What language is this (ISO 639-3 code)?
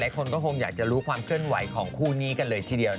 tha